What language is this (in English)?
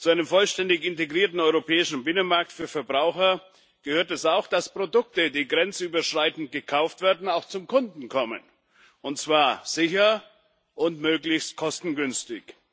German